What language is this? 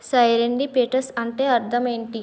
Telugu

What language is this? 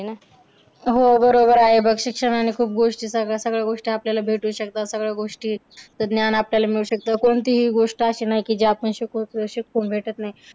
Marathi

